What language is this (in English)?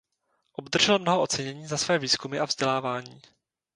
Czech